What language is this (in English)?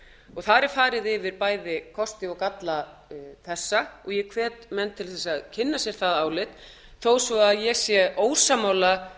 Icelandic